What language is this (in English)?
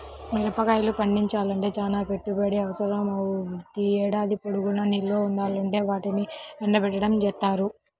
Telugu